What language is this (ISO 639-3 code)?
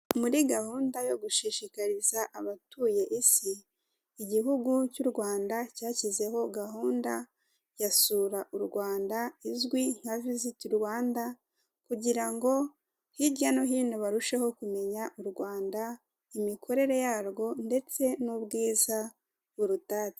kin